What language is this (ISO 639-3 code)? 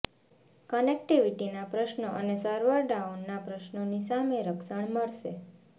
guj